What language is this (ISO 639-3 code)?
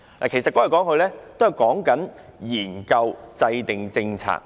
yue